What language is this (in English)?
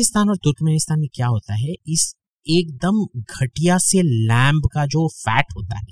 Hindi